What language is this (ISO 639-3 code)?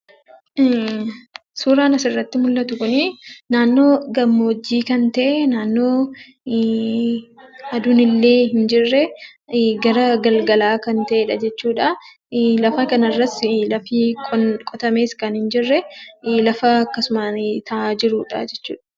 orm